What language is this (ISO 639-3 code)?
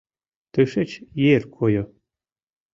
chm